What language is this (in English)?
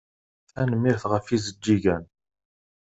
Kabyle